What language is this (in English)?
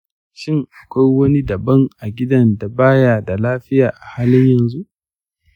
Hausa